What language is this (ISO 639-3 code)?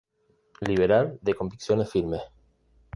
spa